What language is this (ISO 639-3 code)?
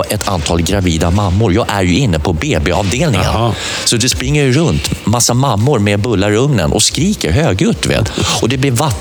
swe